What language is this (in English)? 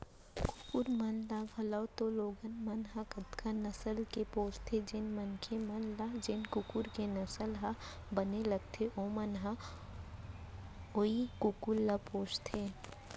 Chhattisgarhi